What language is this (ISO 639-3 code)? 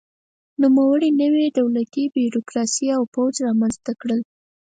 pus